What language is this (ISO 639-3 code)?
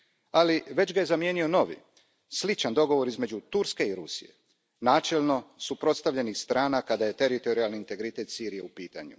hrv